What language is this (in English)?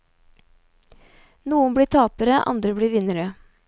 Norwegian